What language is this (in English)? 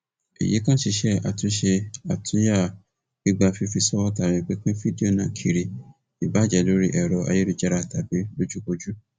Yoruba